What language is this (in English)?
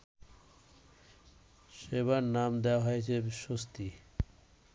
Bangla